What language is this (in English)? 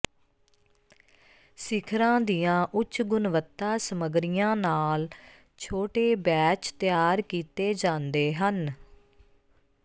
Punjabi